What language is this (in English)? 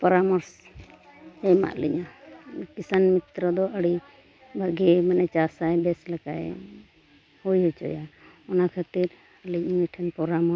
Santali